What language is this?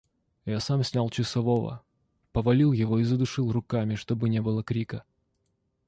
Russian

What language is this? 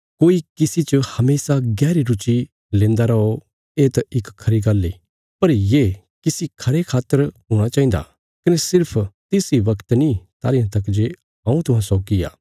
Bilaspuri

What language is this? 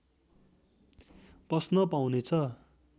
Nepali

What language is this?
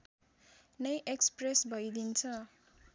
Nepali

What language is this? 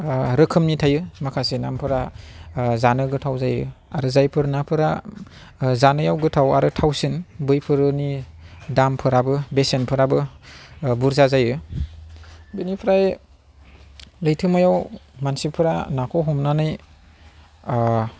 Bodo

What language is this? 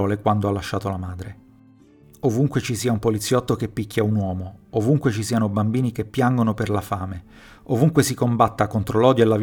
Italian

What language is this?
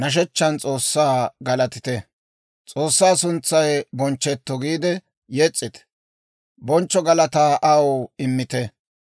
Dawro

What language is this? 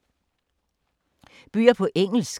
Danish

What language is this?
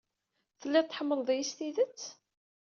Kabyle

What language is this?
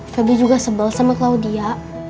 Indonesian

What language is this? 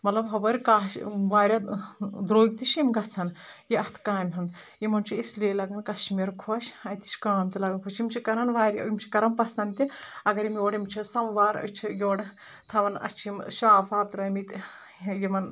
Kashmiri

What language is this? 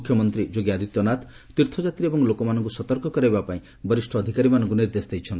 Odia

